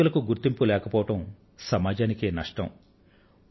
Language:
Telugu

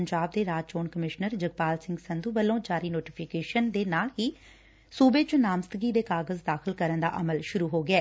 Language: Punjabi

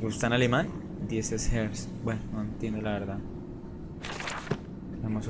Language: Spanish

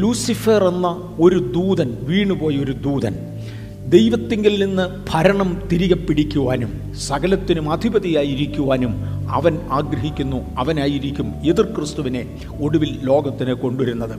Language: Malayalam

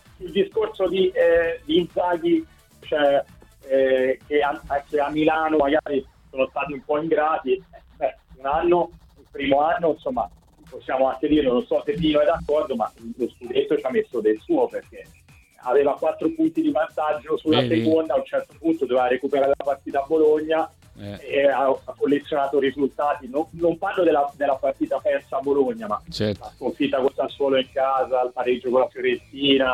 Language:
Italian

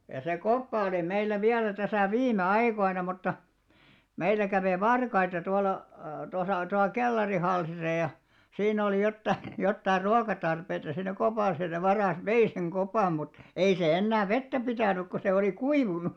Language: Finnish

